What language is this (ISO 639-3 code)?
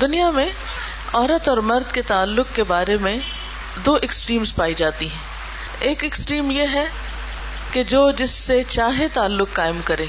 urd